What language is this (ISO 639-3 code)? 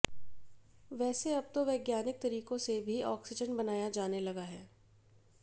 hin